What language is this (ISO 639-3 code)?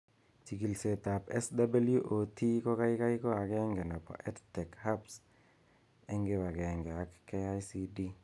kln